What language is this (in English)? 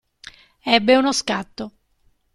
Italian